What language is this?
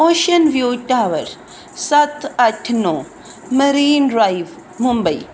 Punjabi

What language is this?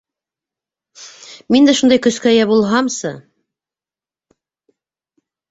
Bashkir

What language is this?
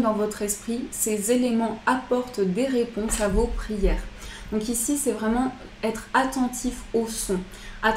French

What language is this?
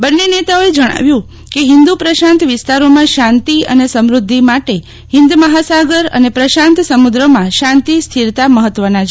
Gujarati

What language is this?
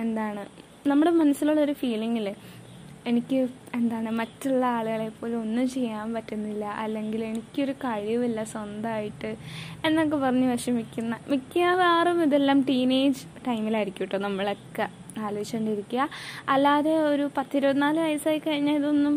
Malayalam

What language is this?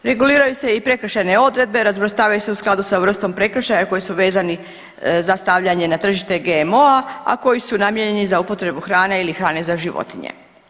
Croatian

